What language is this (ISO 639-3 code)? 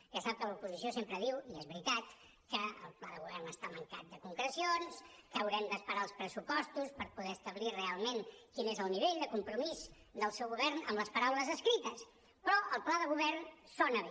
cat